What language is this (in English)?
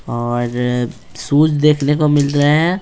Hindi